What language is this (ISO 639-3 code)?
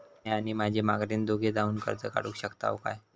mar